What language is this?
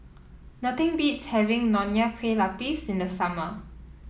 English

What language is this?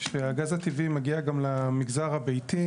Hebrew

